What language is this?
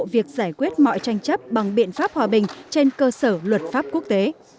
Vietnamese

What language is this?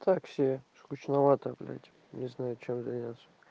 Russian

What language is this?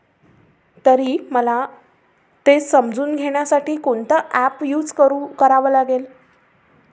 Marathi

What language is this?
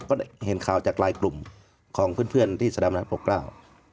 Thai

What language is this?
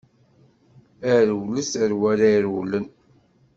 Kabyle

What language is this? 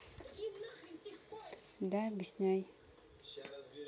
Russian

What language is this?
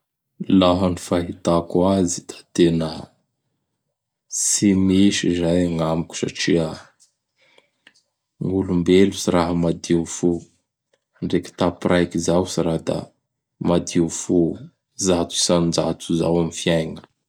Bara Malagasy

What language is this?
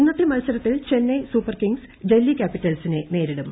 Malayalam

